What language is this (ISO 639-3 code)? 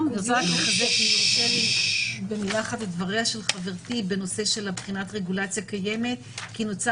heb